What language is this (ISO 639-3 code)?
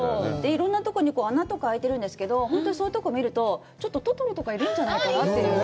jpn